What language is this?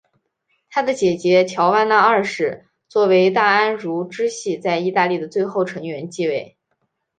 Chinese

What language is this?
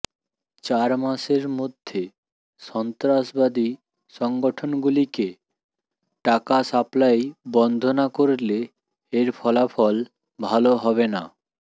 Bangla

